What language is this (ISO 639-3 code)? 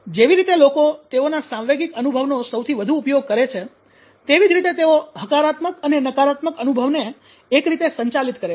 guj